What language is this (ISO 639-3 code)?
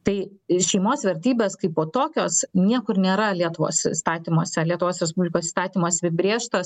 lit